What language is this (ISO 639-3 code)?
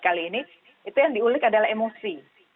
ind